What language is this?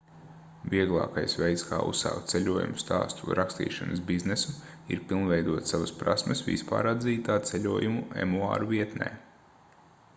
Latvian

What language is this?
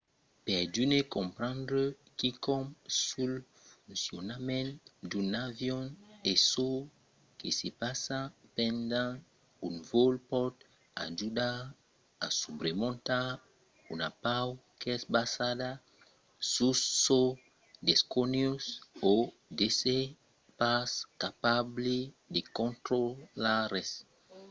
Occitan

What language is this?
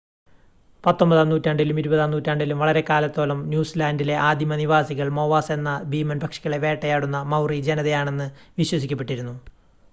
Malayalam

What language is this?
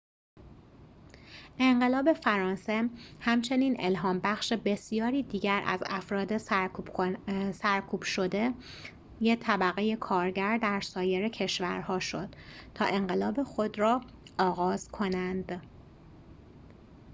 Persian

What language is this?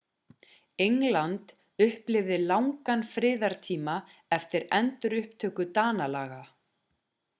Icelandic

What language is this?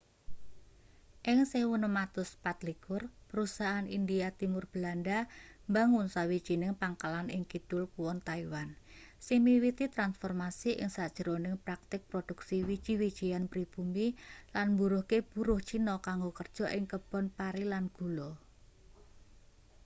Javanese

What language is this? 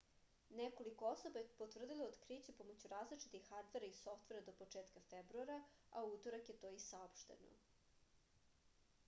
Serbian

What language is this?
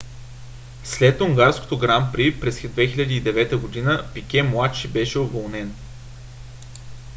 Bulgarian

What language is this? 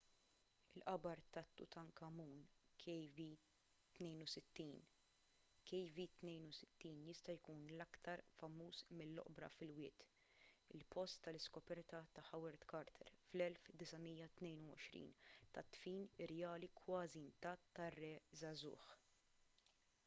Maltese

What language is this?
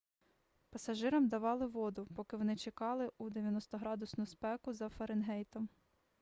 Ukrainian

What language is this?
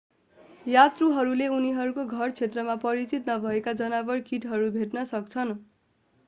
Nepali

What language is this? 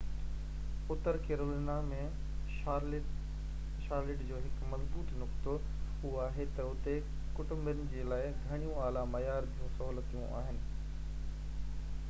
Sindhi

